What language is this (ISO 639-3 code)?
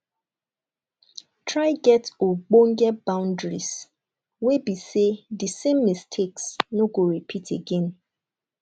pcm